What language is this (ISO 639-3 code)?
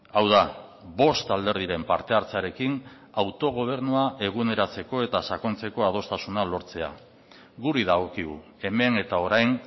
eus